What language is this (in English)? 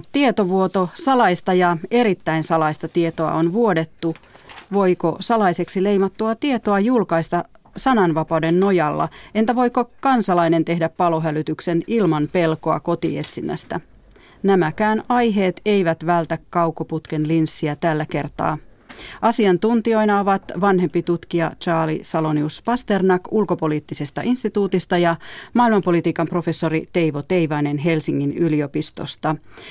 Finnish